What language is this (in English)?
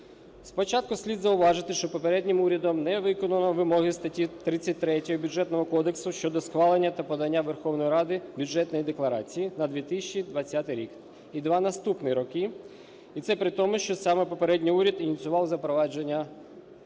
Ukrainian